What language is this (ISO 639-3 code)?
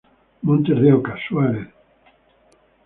spa